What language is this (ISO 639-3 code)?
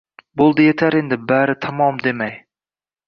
uzb